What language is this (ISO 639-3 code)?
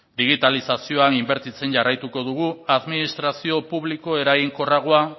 eus